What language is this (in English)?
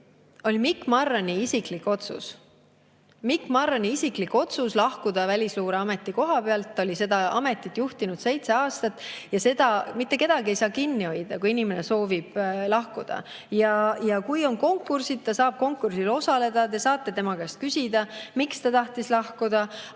Estonian